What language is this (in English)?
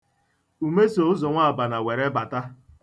Igbo